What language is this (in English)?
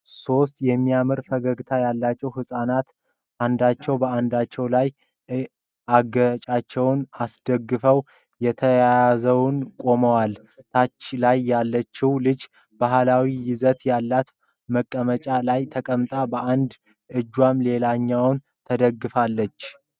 Amharic